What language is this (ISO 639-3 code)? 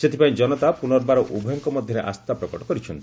ori